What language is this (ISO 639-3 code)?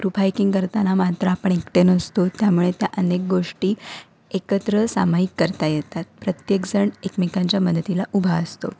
mar